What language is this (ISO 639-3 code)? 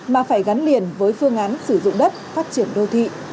vie